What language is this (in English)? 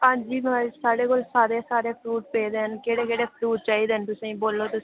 Dogri